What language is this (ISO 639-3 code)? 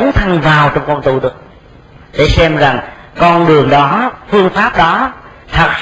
vie